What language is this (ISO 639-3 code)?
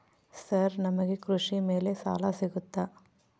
kan